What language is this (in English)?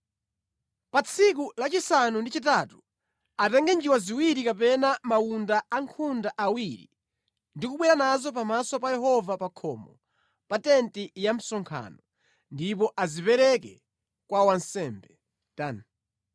Nyanja